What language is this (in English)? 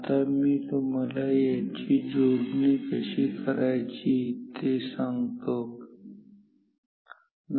Marathi